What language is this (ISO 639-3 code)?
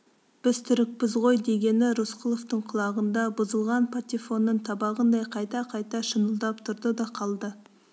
kaz